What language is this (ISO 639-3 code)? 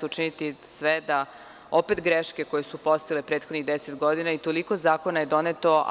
srp